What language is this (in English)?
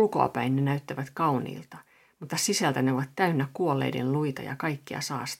Finnish